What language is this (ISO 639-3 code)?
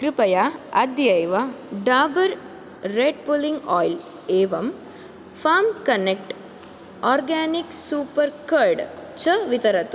san